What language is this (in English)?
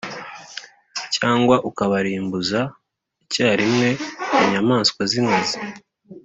Kinyarwanda